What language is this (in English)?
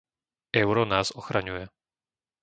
Slovak